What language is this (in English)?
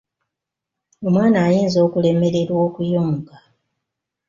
Ganda